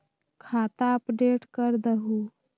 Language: Magahi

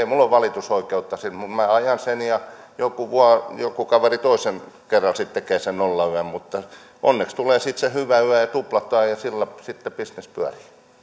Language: Finnish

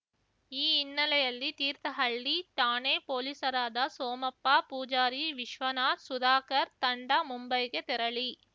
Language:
Kannada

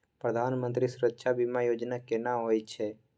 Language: Maithili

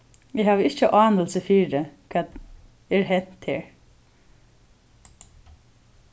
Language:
Faroese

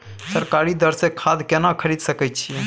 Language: Maithili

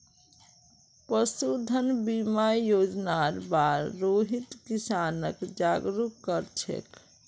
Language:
Magahi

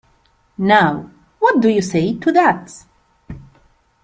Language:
English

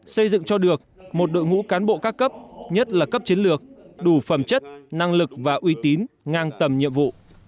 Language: Vietnamese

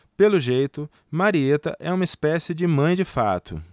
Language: Portuguese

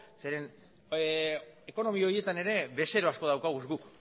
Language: Basque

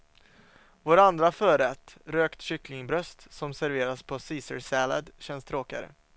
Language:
Swedish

